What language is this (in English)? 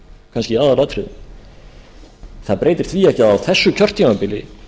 Icelandic